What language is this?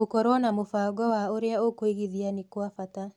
Kikuyu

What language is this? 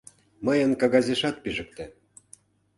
Mari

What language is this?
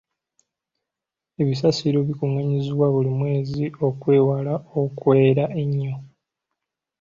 Ganda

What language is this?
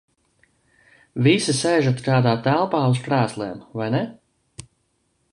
Latvian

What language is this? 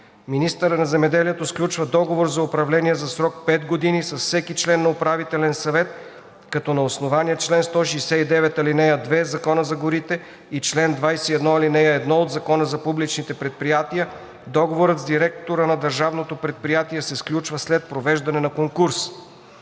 Bulgarian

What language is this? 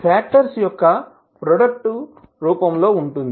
Telugu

